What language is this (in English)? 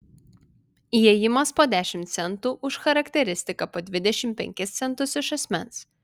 Lithuanian